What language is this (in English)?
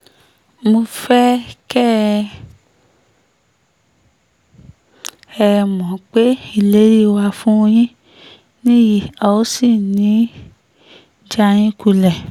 Yoruba